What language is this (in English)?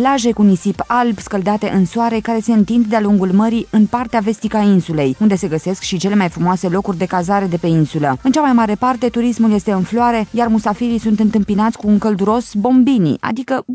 Romanian